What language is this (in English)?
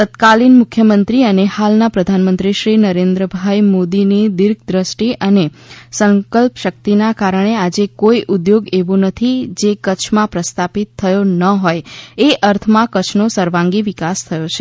Gujarati